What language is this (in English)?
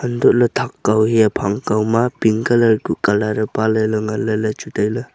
Wancho Naga